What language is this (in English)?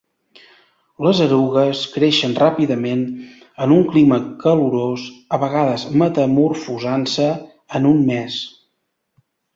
Catalan